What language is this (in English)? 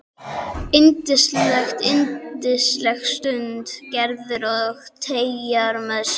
Icelandic